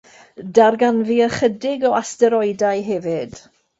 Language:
Welsh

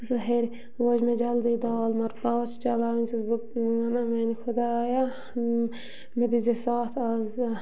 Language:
Kashmiri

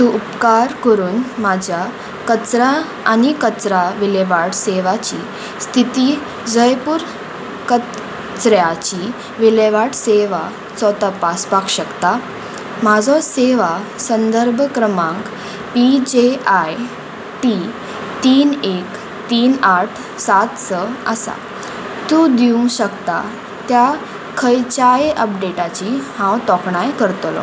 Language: Konkani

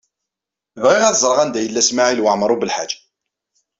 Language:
Kabyle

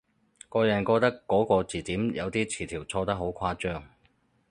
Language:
Cantonese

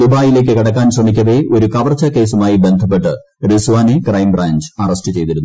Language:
Malayalam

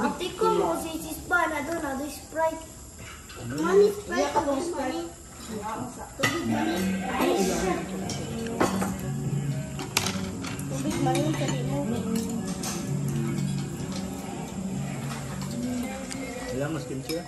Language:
Korean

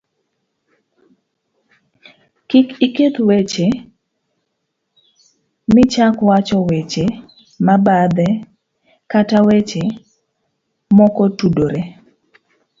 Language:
Luo (Kenya and Tanzania)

